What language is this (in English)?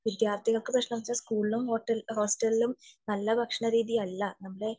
Malayalam